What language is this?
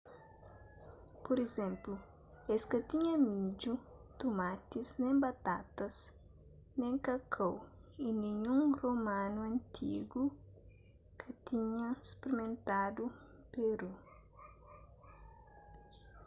Kabuverdianu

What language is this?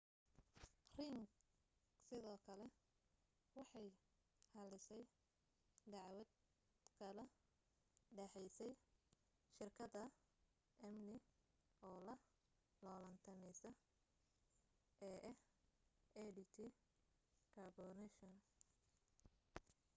Somali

